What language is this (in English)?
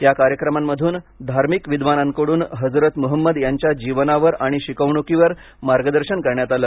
Marathi